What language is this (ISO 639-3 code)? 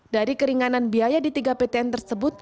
ind